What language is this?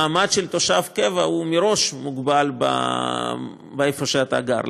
Hebrew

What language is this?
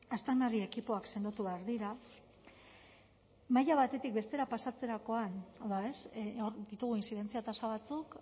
Basque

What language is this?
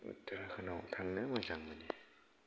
Bodo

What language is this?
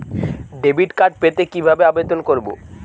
Bangla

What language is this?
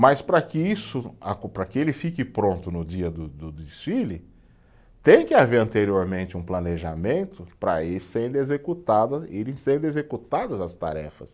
Portuguese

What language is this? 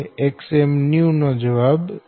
Gujarati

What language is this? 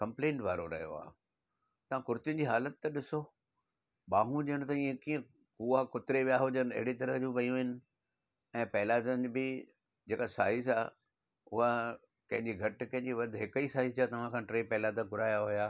Sindhi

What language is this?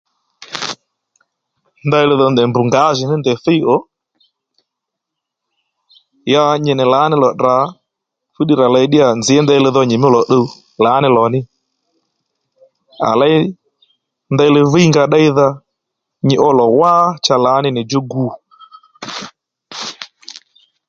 Lendu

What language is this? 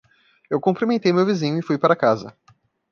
Portuguese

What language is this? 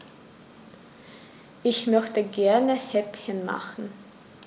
German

